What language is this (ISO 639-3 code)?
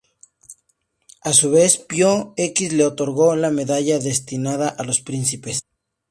spa